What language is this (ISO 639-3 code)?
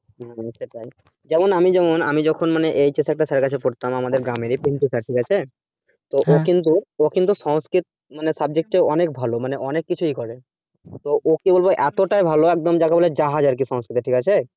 ben